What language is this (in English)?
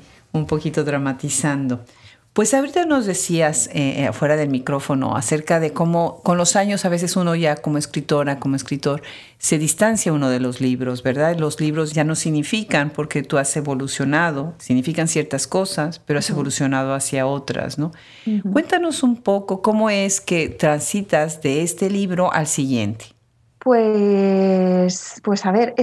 Spanish